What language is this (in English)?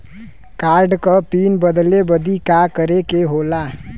Bhojpuri